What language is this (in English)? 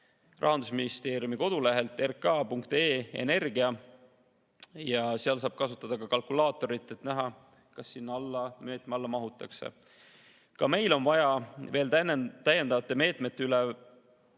Estonian